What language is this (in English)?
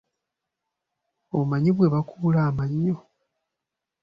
Ganda